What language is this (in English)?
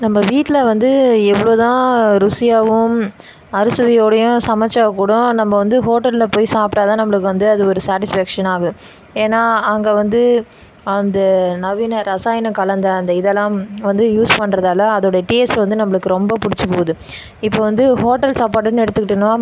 Tamil